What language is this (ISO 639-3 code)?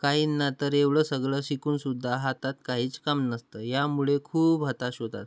mar